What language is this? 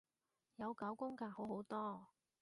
Cantonese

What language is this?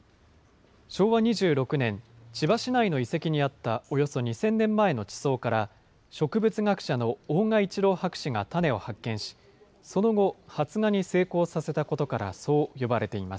Japanese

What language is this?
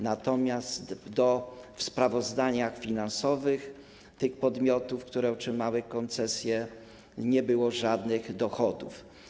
Polish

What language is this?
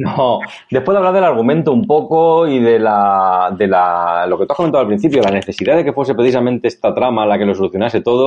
Spanish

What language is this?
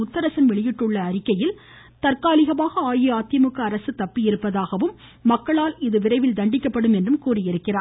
Tamil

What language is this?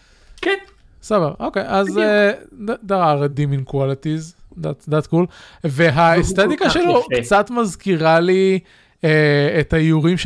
Hebrew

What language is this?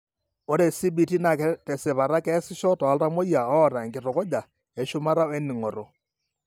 Masai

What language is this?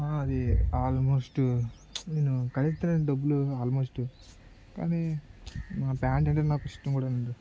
Telugu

